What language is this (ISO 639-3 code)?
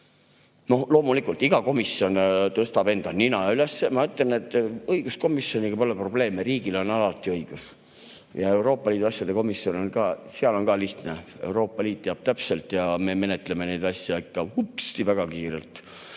est